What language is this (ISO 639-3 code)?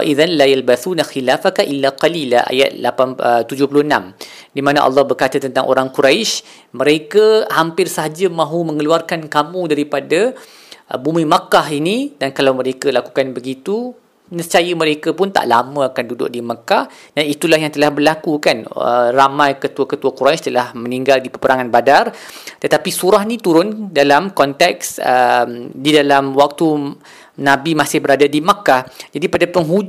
msa